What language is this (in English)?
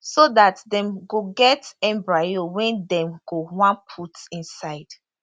Nigerian Pidgin